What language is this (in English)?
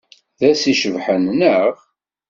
Kabyle